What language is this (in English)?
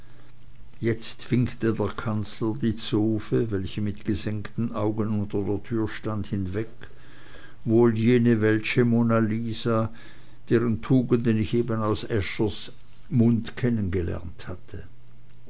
German